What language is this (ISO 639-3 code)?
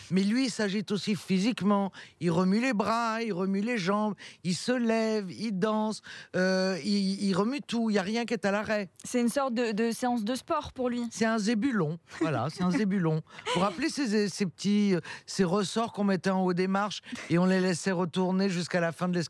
fra